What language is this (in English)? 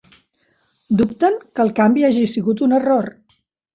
Catalan